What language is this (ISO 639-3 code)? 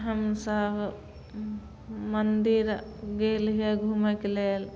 mai